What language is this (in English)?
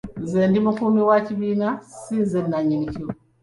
Ganda